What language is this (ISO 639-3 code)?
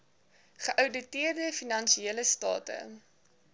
afr